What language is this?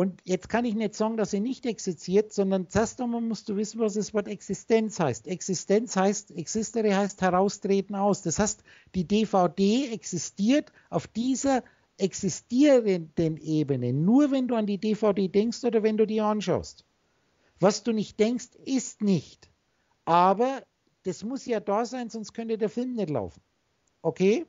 German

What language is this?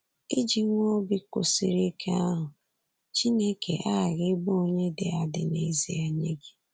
Igbo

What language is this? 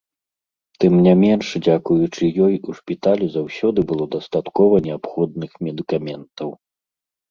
Belarusian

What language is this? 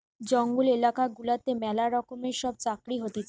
Bangla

